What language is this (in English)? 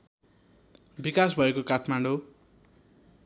Nepali